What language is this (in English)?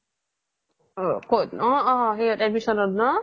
Assamese